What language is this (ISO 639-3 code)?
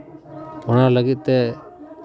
sat